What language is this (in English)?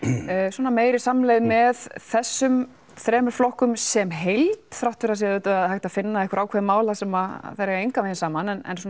Icelandic